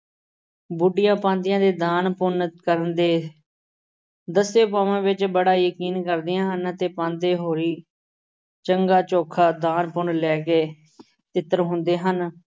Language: Punjabi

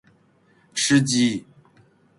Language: Chinese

